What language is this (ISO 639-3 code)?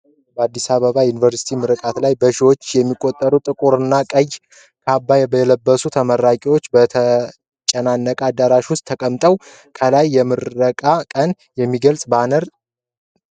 amh